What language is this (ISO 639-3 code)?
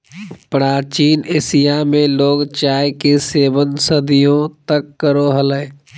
mag